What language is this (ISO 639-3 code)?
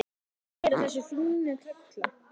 isl